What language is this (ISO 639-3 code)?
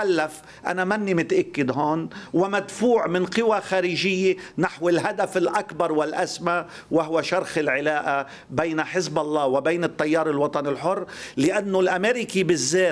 ara